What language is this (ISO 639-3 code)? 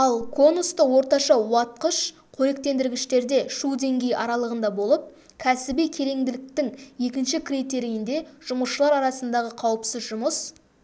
kaz